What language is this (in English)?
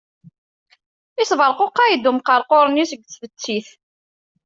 Kabyle